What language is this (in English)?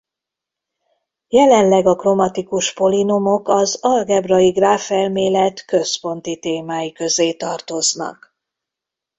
Hungarian